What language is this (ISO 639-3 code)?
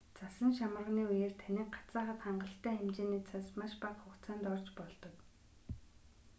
mon